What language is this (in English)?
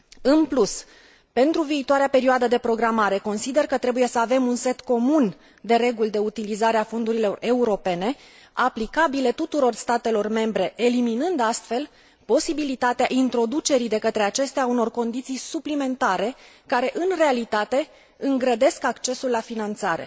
Romanian